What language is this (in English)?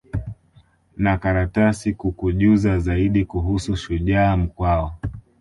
Swahili